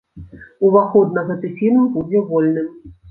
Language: Belarusian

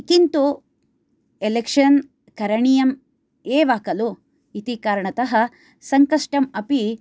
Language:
Sanskrit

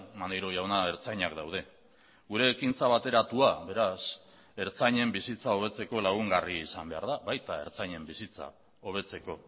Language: Basque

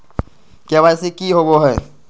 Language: Magahi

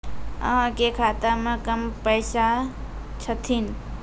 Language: Maithili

